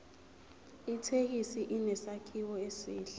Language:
Zulu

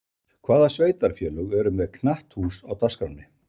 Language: Icelandic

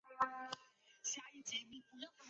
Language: Chinese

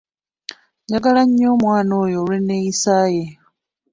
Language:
Ganda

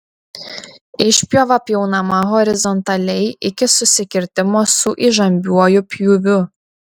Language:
Lithuanian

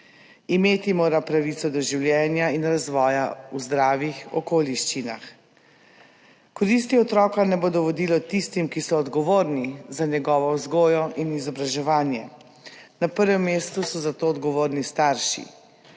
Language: Slovenian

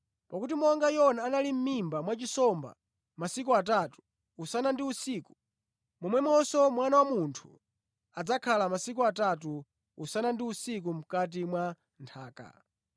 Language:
Nyanja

